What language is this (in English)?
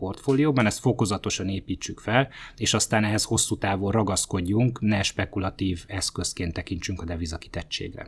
Hungarian